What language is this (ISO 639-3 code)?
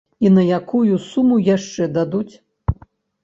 bel